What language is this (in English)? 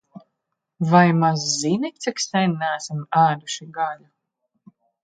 Latvian